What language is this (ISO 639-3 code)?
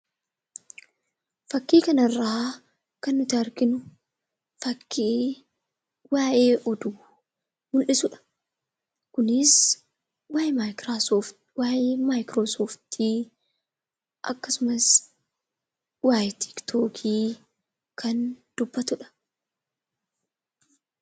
orm